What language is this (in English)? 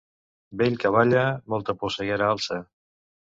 Catalan